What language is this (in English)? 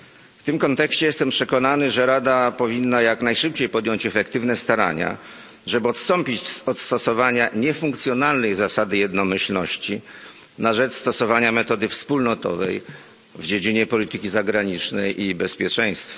Polish